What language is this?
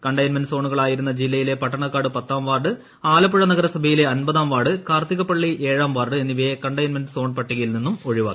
Malayalam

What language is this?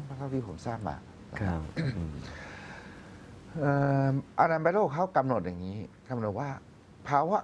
Thai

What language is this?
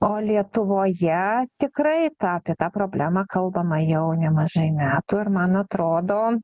Lithuanian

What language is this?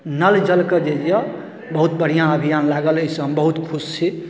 Maithili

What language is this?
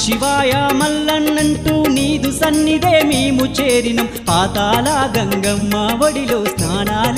Arabic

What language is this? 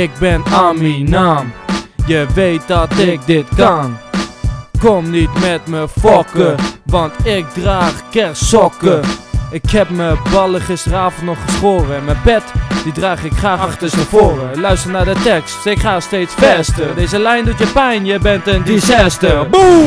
Dutch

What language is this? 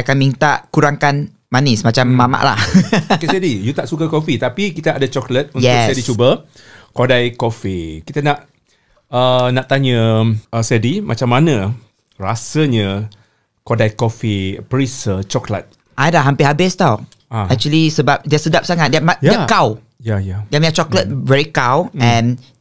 Malay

